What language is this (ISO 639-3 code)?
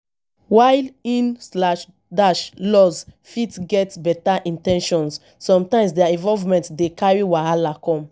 pcm